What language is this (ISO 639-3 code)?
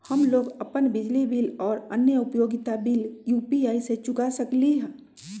mag